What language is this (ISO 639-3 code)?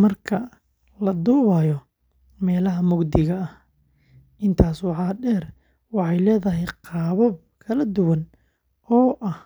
som